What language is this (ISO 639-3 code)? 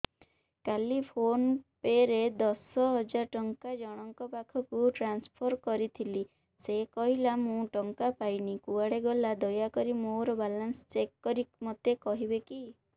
ori